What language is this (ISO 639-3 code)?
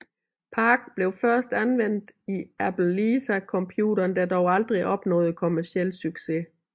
dan